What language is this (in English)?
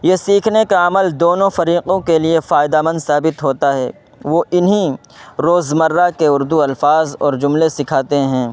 Urdu